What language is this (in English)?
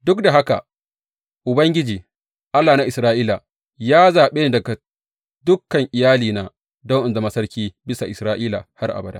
Hausa